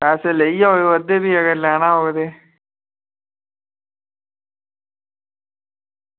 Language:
Dogri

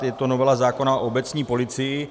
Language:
Czech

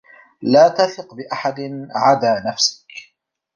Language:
Arabic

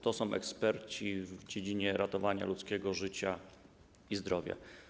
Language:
Polish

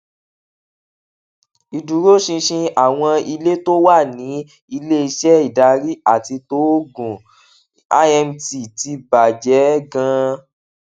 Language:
Yoruba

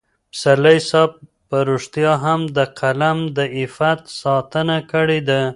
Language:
Pashto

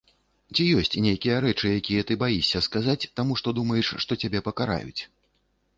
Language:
Belarusian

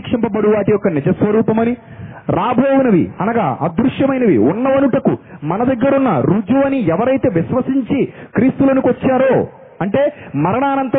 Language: Telugu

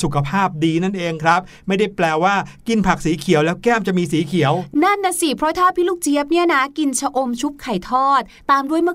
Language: Thai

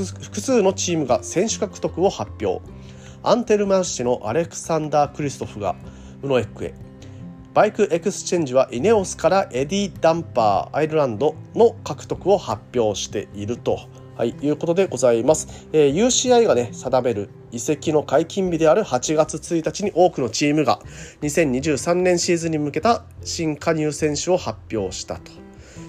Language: Japanese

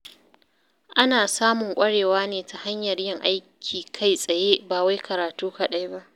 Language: Hausa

